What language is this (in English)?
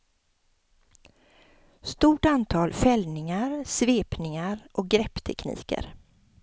Swedish